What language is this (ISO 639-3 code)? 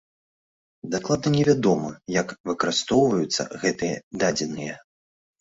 bel